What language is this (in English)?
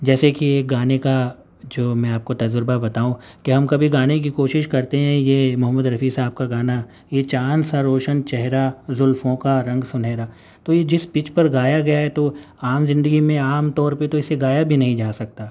Urdu